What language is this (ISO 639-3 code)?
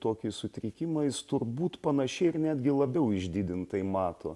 lit